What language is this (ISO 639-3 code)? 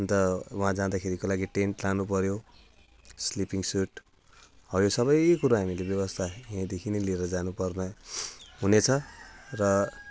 nep